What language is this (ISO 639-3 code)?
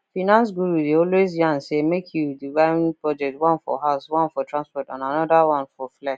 pcm